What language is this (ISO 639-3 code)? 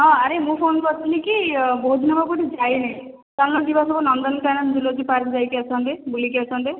ori